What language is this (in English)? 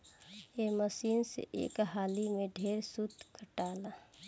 Bhojpuri